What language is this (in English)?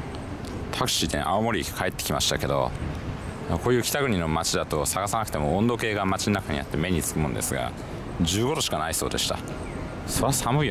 Japanese